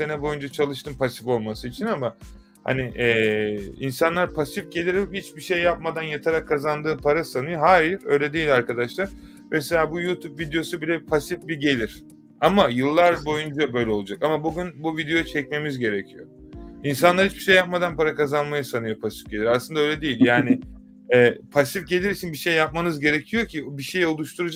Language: Turkish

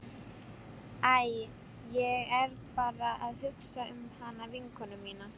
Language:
Icelandic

